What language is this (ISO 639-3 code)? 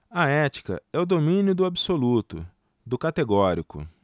por